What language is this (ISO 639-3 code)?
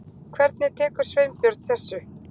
isl